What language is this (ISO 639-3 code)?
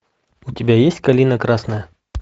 rus